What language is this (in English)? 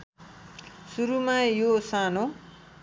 Nepali